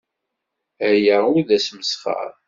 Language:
Kabyle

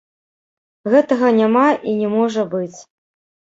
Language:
Belarusian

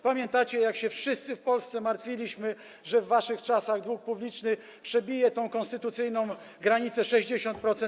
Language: Polish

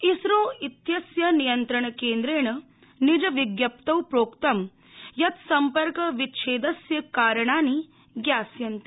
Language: Sanskrit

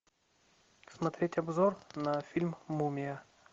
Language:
Russian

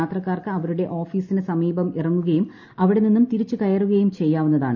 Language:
Malayalam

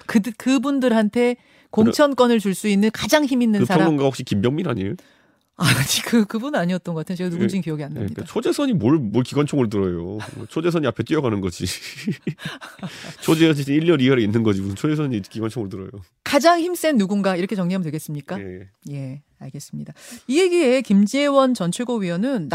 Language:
Korean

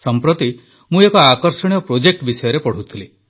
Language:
Odia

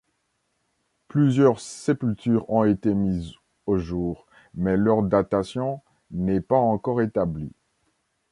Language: French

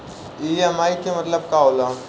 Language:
Bhojpuri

